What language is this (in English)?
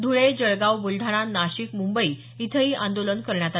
Marathi